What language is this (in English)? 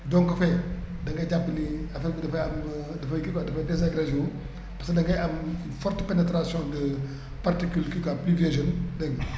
Wolof